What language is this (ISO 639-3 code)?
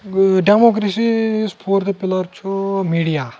kas